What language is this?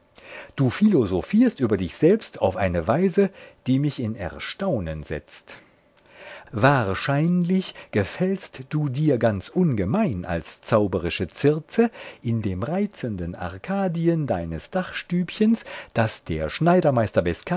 German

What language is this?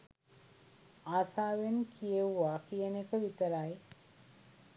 Sinhala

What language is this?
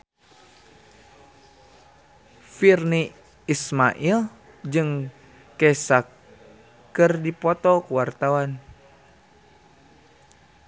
Sundanese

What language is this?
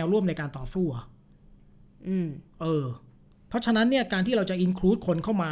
Thai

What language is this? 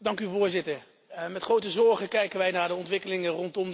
Dutch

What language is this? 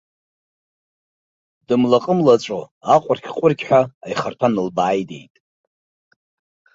Abkhazian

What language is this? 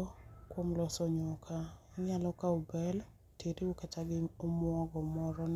Luo (Kenya and Tanzania)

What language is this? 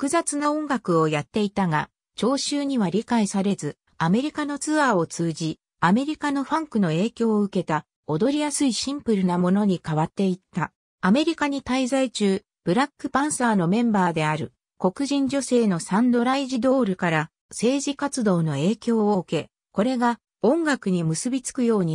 Japanese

